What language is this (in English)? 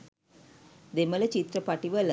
Sinhala